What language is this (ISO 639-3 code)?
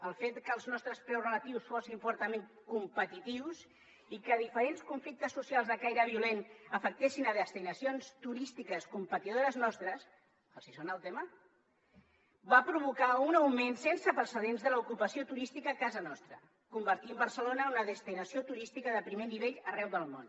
cat